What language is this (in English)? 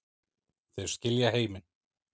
Icelandic